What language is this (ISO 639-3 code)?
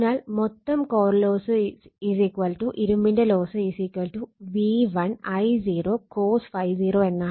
mal